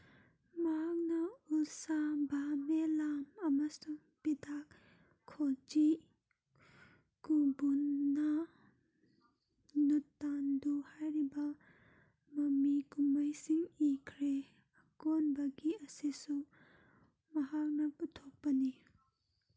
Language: Manipuri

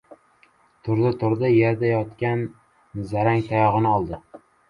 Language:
Uzbek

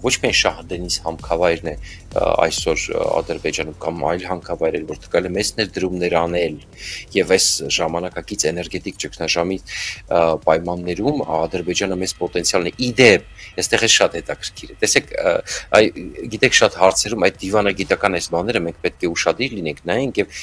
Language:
Romanian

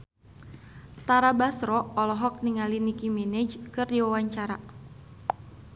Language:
Sundanese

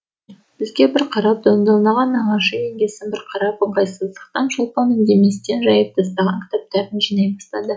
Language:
Kazakh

